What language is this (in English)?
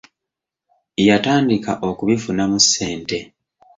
Ganda